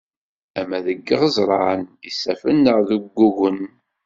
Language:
Kabyle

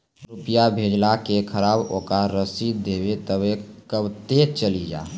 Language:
Maithili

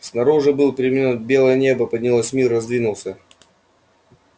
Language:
Russian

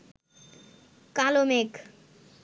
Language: Bangla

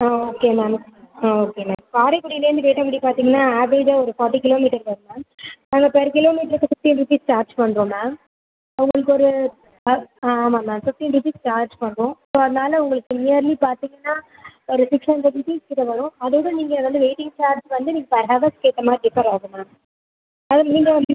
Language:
Tamil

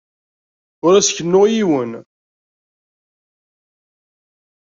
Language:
Kabyle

